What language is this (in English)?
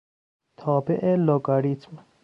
Persian